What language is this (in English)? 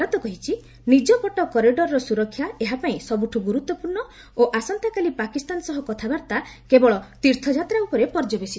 Odia